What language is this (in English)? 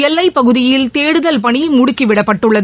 Tamil